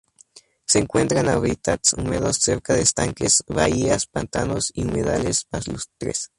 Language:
Spanish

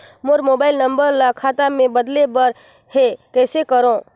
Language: Chhattisgarhi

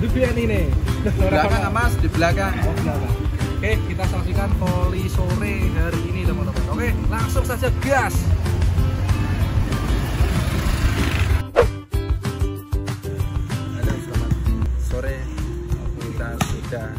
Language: Indonesian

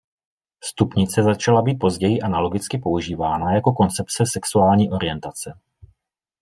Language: Czech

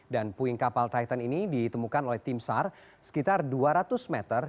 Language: Indonesian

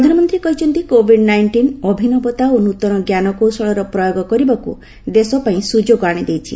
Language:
Odia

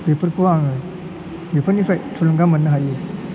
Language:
Bodo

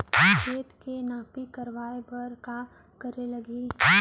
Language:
Chhattisgarhi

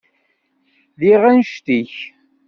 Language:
Kabyle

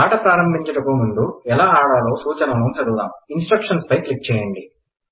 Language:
Telugu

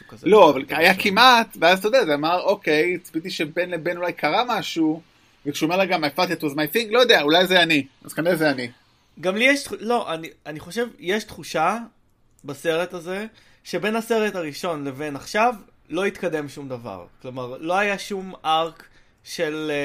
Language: Hebrew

